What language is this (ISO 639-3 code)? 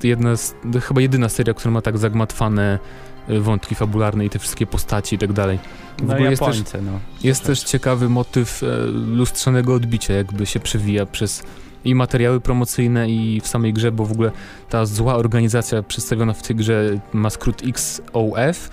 pol